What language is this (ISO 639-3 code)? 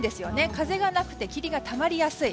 jpn